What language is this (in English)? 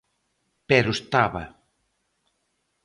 Galician